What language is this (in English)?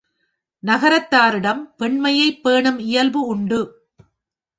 Tamil